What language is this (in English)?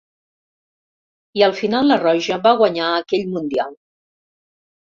Catalan